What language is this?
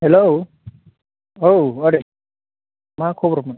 Bodo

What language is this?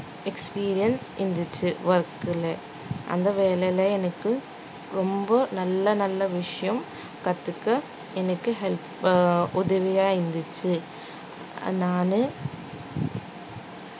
Tamil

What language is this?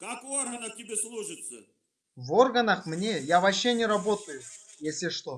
Russian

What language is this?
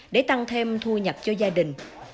Vietnamese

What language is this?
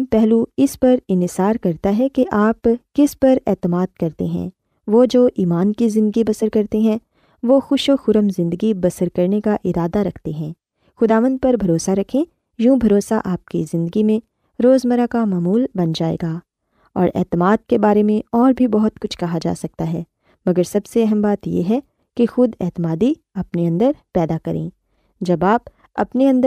Urdu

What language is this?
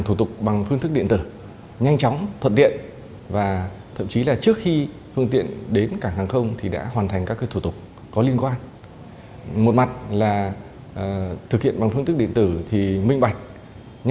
Vietnamese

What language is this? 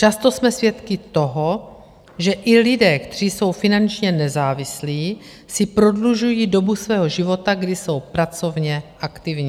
Czech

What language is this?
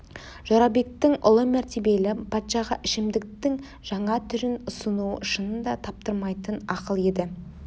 Kazakh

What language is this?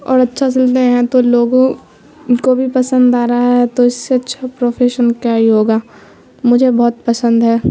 Urdu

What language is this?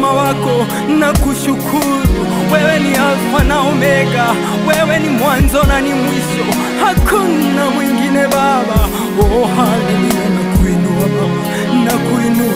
Arabic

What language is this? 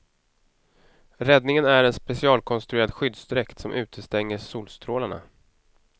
Swedish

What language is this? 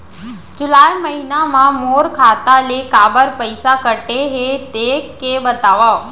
Chhattisgarhi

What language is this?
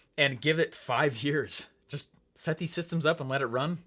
English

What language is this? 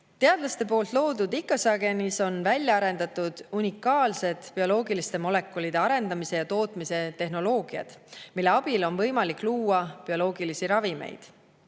Estonian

